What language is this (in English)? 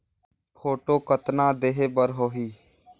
Chhattisgarhi